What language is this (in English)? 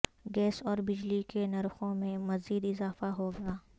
Urdu